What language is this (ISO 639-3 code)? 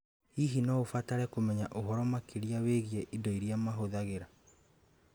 kik